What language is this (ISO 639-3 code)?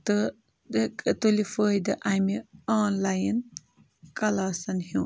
kas